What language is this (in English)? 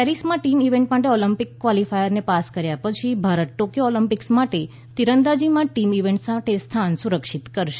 Gujarati